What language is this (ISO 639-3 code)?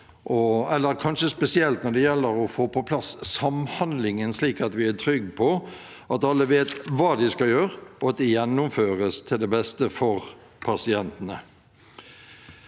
nor